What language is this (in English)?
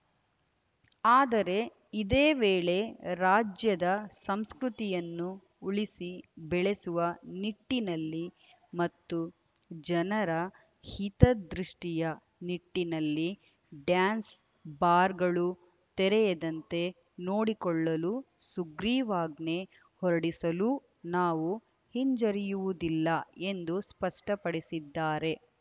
Kannada